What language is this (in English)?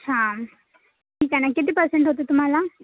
Marathi